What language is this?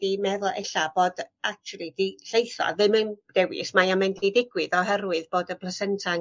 Welsh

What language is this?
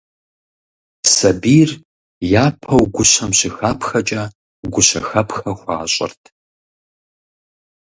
Kabardian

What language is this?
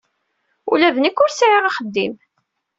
Kabyle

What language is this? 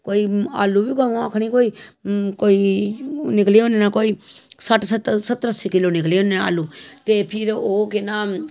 Dogri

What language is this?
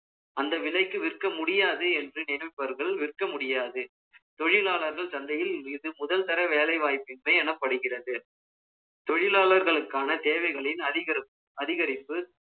Tamil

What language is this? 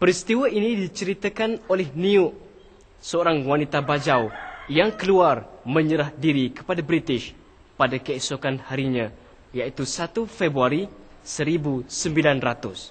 Malay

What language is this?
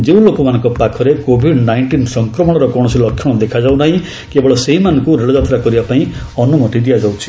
Odia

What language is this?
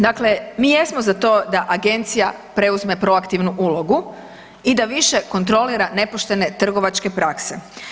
Croatian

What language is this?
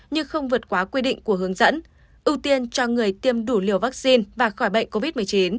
Vietnamese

